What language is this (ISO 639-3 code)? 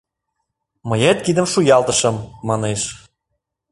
chm